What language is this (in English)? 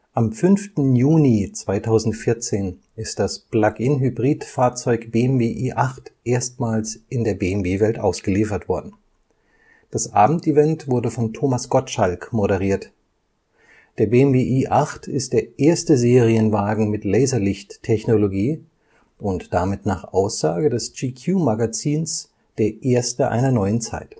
German